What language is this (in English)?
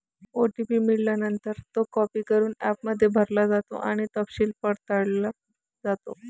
Marathi